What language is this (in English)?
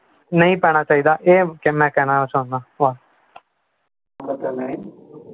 Punjabi